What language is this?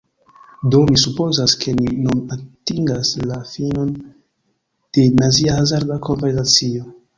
Esperanto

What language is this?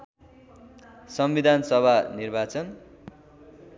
Nepali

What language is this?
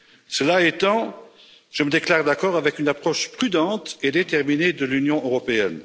French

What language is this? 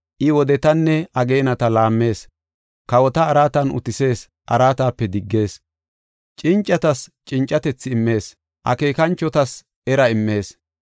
Gofa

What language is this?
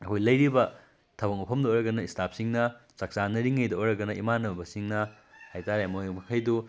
Manipuri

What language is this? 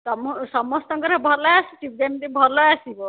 Odia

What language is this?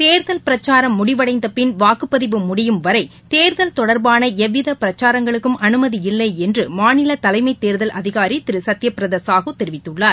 Tamil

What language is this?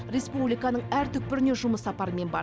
Kazakh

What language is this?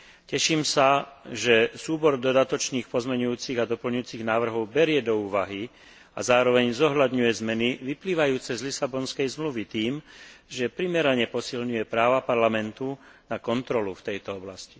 Slovak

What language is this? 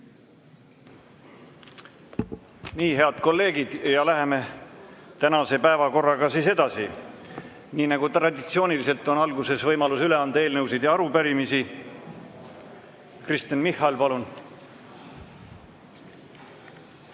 Estonian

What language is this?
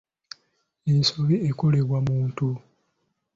Ganda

